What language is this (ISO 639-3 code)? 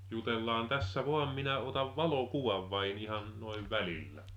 fin